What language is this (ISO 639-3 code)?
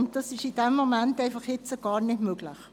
gsw